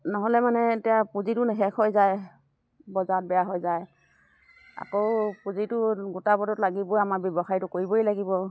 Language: Assamese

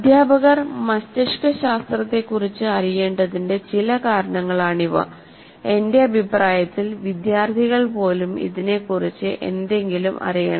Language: Malayalam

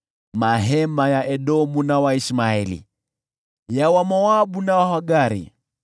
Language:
Swahili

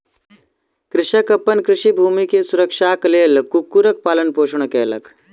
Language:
Maithili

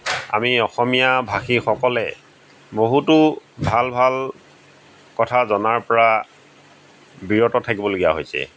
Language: Assamese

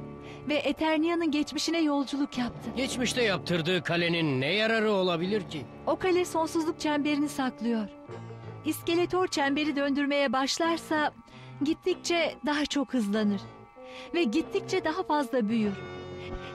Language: Turkish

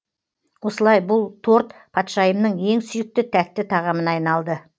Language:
Kazakh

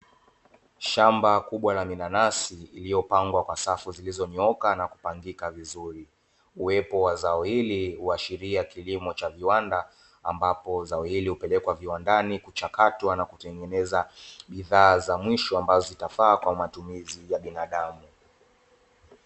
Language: Swahili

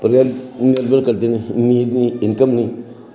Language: Dogri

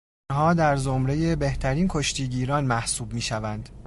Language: Persian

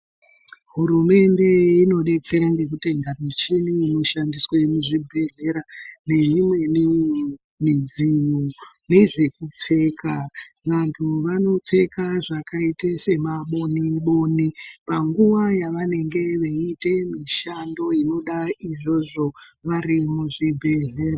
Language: Ndau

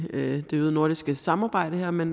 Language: Danish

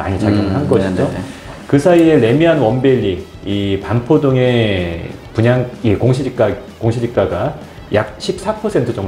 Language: Korean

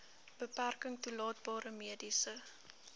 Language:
Afrikaans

